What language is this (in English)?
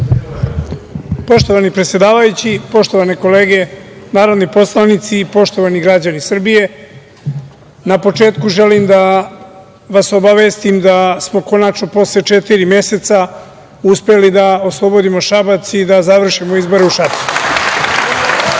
Serbian